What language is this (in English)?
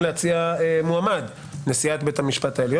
Hebrew